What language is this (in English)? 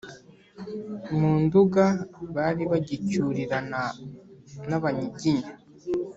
Kinyarwanda